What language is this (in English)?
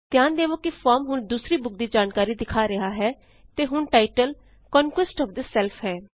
Punjabi